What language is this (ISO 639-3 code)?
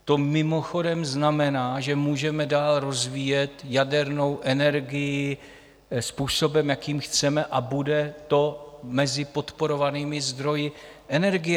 ces